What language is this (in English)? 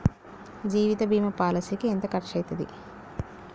Telugu